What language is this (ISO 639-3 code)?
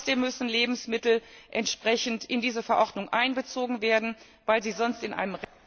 deu